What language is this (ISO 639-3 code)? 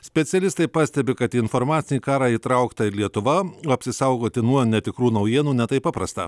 lit